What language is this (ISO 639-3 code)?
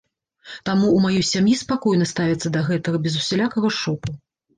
bel